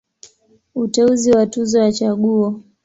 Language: Swahili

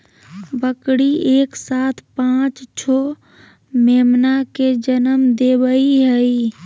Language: Magahi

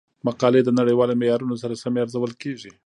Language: Pashto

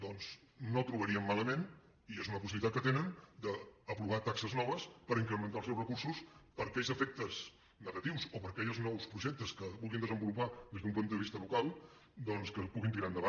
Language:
Catalan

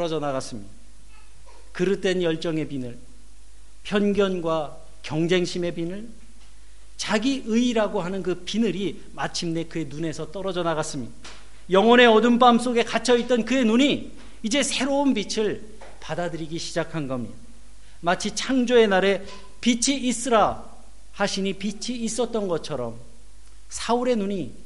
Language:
Korean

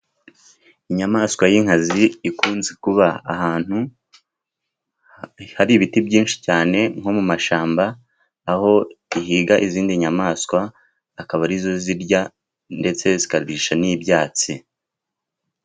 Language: Kinyarwanda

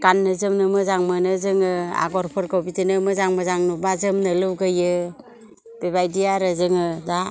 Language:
Bodo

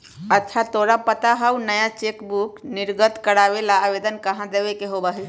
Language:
Magahi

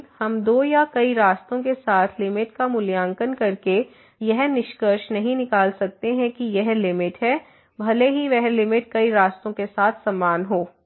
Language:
Hindi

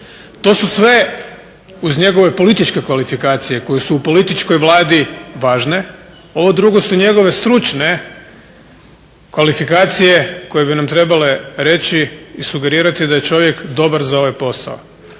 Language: Croatian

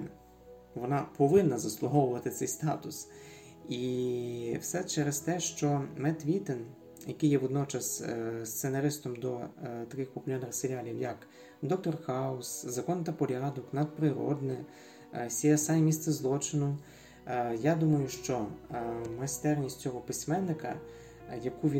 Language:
Ukrainian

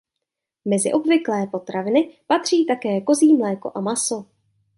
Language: Czech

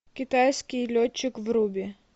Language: Russian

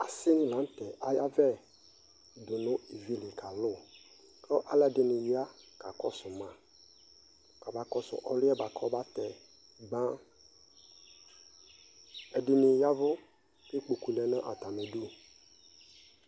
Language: Ikposo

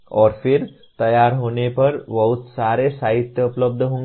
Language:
Hindi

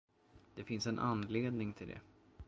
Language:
Swedish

